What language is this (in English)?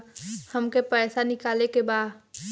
Bhojpuri